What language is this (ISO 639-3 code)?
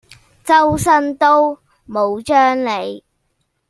yue